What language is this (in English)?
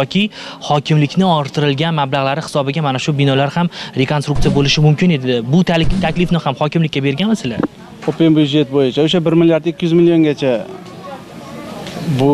Turkish